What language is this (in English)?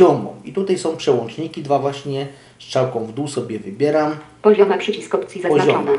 Polish